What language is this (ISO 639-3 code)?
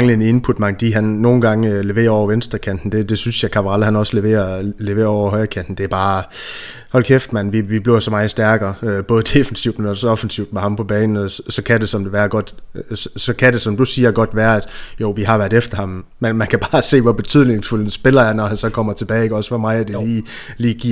dan